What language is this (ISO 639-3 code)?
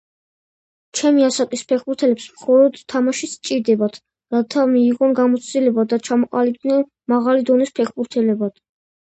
kat